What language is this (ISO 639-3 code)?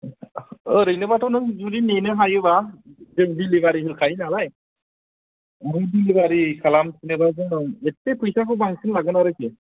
brx